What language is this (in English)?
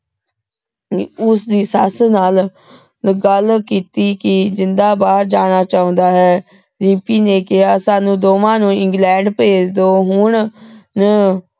Punjabi